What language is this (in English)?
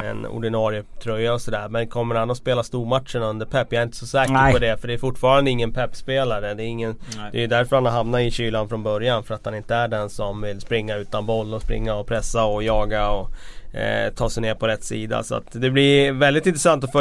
Swedish